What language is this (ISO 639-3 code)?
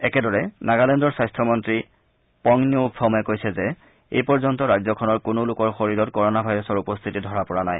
asm